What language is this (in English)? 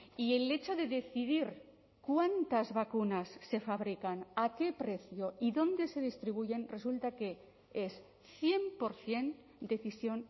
Spanish